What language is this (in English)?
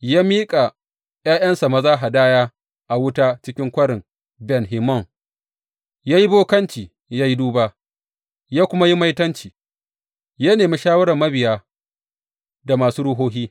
Hausa